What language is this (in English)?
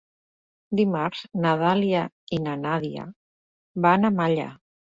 Catalan